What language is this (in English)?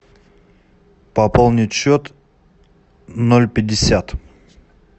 Russian